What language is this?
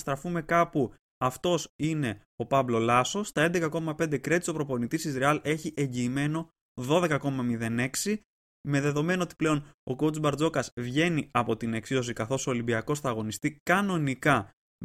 Greek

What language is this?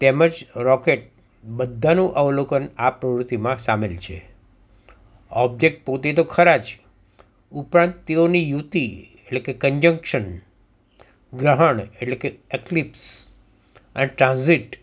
Gujarati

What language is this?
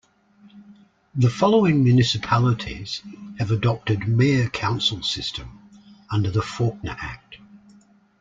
English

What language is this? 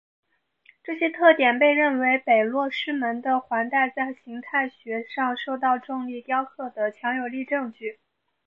Chinese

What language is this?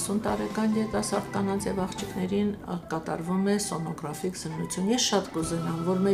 Romanian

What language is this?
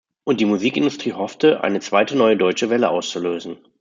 German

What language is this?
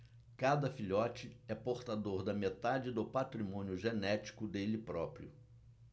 Portuguese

